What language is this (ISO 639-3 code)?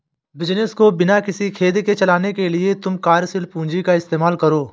hin